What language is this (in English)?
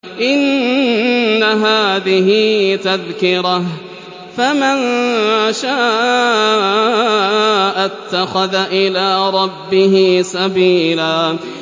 Arabic